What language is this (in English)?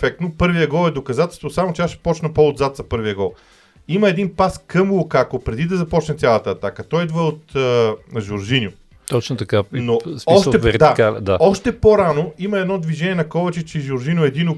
Bulgarian